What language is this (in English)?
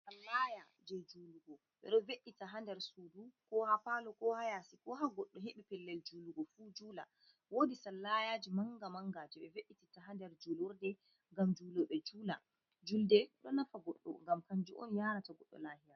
Fula